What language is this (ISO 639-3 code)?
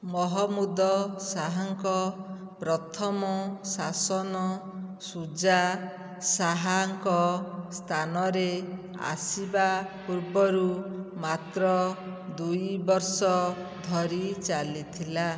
ori